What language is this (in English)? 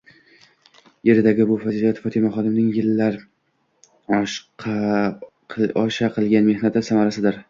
Uzbek